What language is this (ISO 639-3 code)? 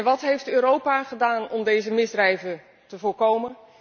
nld